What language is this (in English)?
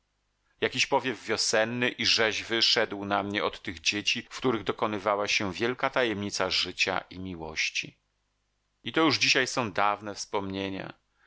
Polish